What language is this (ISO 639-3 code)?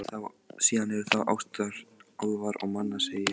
isl